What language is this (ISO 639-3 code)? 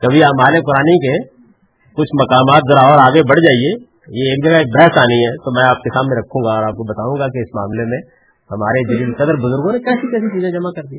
urd